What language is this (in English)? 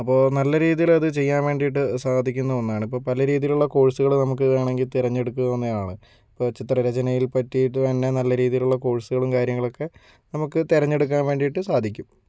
Malayalam